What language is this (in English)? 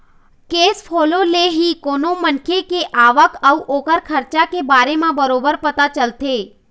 Chhattisgarhi